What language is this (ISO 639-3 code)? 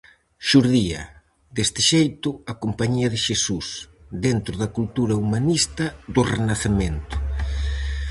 glg